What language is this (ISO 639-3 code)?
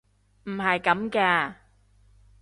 yue